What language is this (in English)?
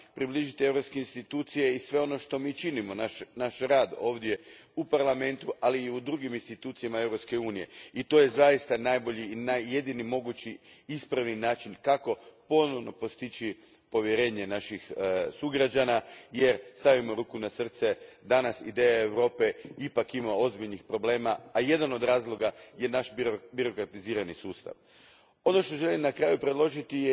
Croatian